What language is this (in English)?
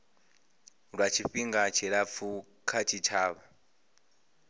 Venda